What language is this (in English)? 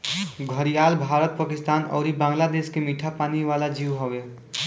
Bhojpuri